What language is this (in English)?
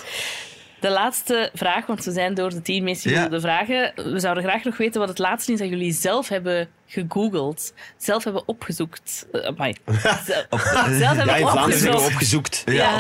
Dutch